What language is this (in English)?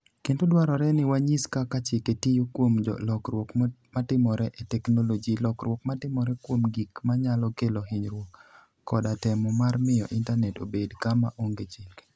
Luo (Kenya and Tanzania)